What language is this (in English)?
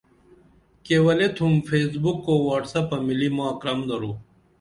Dameli